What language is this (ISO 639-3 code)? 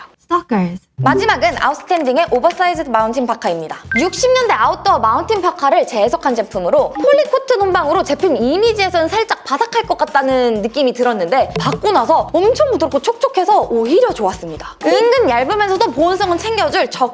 kor